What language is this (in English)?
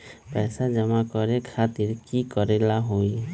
Magahi